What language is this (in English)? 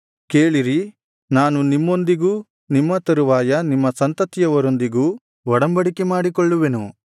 Kannada